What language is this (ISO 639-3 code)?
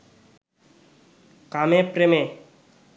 ben